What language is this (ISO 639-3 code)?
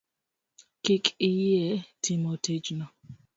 luo